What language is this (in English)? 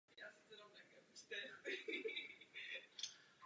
Czech